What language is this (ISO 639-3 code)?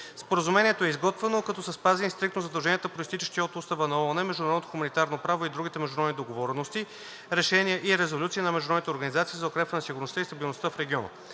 bul